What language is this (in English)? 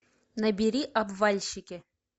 Russian